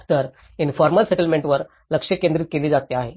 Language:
Marathi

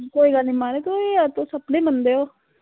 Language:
Dogri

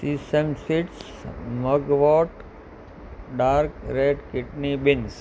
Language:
Sindhi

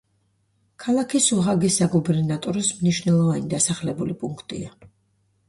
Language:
Georgian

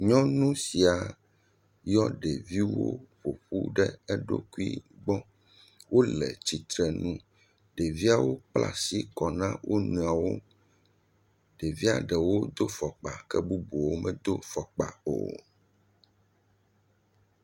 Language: Ewe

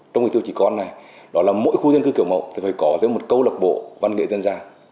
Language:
Vietnamese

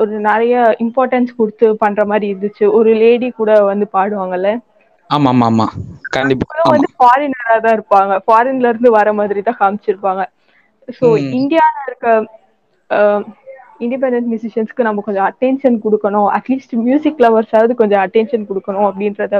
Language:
Tamil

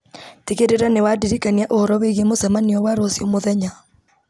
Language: Kikuyu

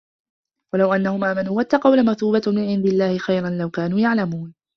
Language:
Arabic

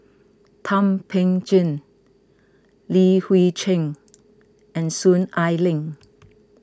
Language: English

